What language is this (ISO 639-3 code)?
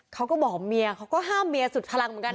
tha